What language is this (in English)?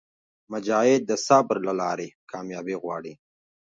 Pashto